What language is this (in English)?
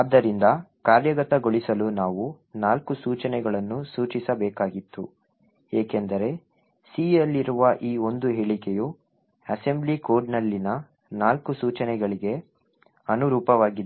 Kannada